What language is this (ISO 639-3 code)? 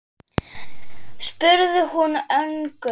isl